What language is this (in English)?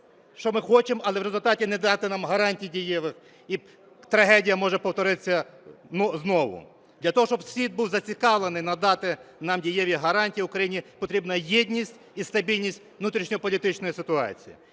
Ukrainian